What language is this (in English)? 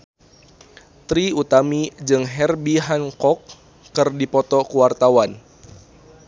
Sundanese